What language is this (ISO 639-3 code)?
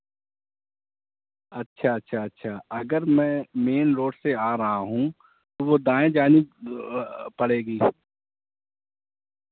urd